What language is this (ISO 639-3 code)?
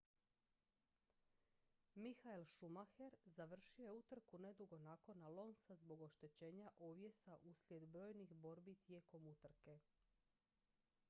hrv